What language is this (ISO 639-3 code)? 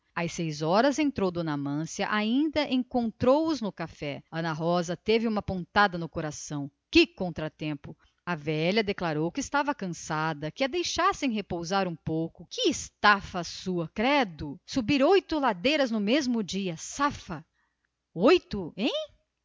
por